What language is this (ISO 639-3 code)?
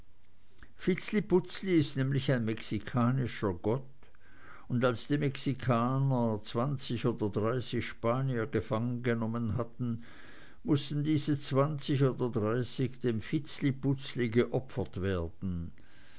deu